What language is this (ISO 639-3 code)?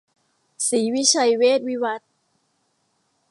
tha